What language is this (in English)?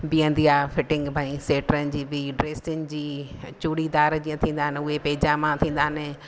Sindhi